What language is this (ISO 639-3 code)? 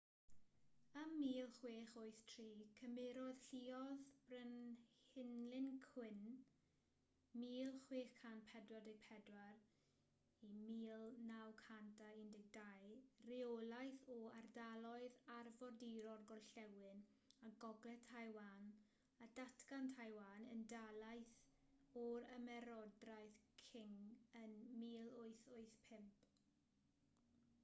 cym